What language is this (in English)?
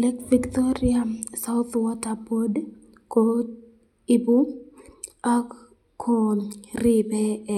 Kalenjin